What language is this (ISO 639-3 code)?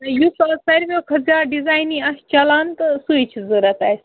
kas